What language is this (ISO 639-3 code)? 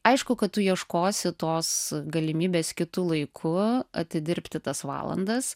lit